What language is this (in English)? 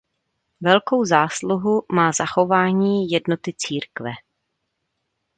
Czech